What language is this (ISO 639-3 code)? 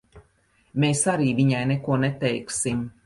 lav